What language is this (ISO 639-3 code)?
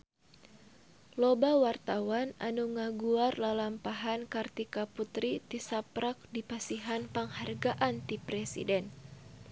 sun